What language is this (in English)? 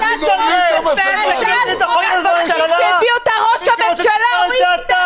Hebrew